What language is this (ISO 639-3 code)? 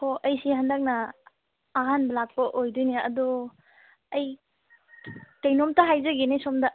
mni